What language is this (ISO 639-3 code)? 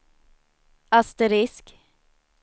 swe